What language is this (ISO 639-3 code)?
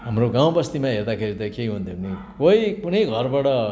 nep